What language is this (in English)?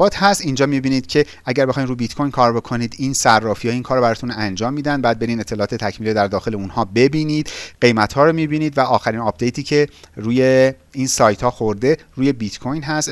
Persian